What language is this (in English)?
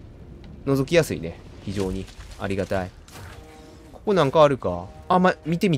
Japanese